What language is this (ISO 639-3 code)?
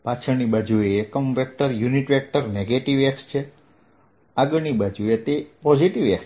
guj